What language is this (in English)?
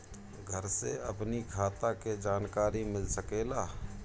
Bhojpuri